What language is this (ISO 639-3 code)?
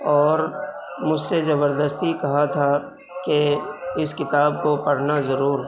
urd